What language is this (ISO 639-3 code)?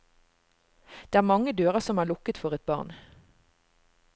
nor